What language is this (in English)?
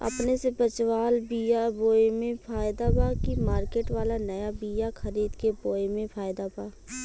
Bhojpuri